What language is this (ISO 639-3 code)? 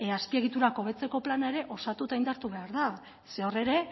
eus